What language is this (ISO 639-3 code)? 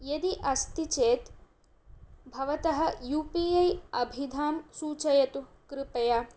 san